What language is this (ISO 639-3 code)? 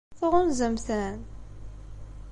kab